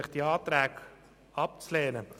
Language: Swiss German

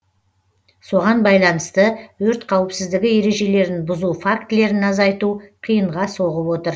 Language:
Kazakh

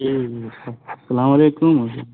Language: Urdu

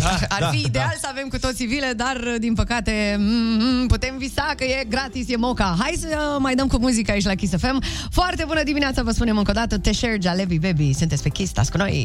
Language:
Romanian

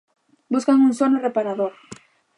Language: Galician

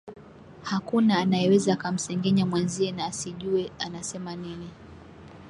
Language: Swahili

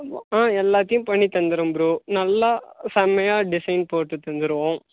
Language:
Tamil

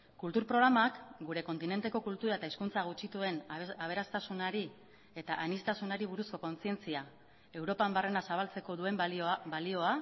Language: Basque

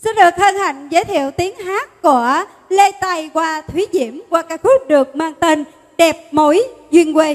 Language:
Vietnamese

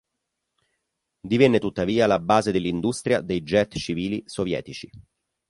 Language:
Italian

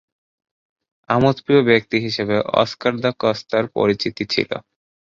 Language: Bangla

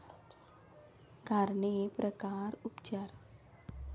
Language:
Marathi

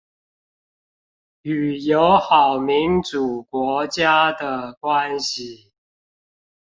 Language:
Chinese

